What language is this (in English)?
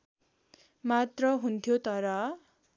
Nepali